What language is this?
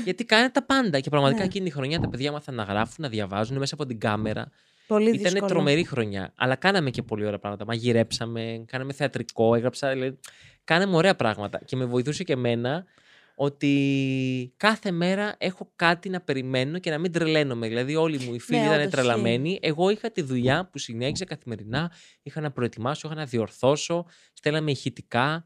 Greek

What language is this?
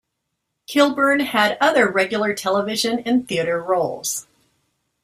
English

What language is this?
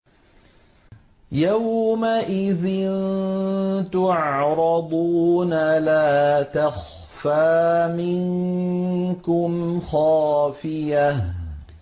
Arabic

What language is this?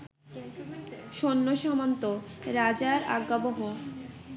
Bangla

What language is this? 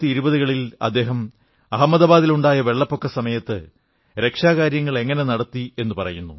Malayalam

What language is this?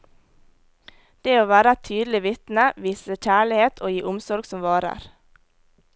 Norwegian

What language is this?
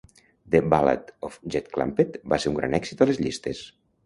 Catalan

